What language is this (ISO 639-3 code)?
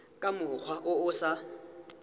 tsn